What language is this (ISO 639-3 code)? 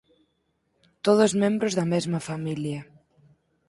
glg